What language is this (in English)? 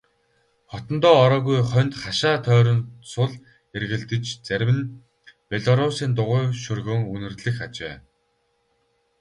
Mongolian